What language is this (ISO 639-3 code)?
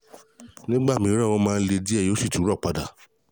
yor